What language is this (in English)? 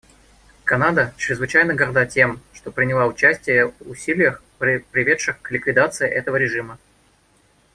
Russian